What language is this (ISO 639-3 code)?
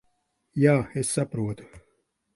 lav